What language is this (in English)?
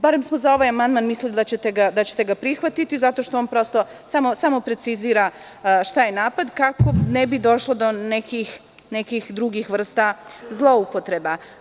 Serbian